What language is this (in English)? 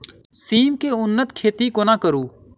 Maithili